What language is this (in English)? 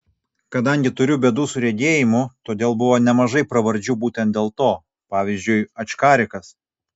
Lithuanian